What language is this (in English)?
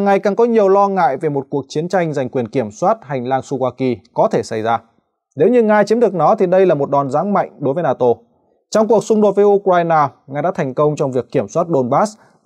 Vietnamese